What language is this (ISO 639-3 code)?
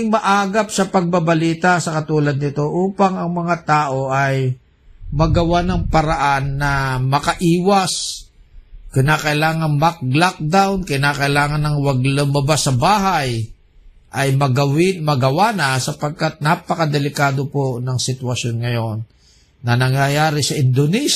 fil